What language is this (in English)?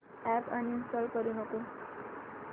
Marathi